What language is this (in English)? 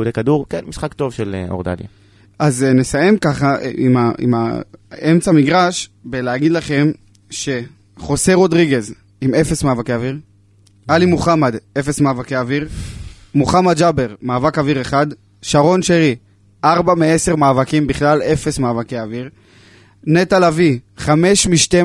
Hebrew